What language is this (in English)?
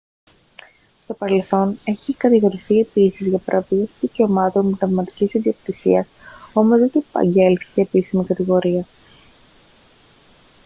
Greek